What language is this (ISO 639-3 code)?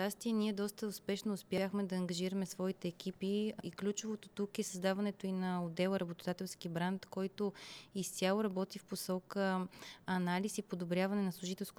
bul